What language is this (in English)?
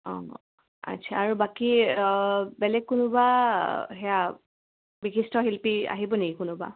Assamese